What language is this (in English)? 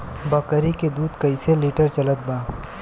Bhojpuri